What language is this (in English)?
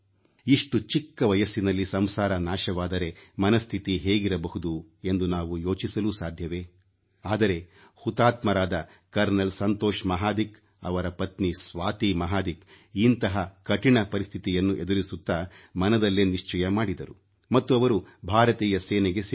Kannada